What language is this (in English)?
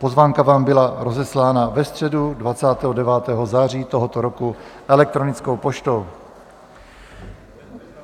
Czech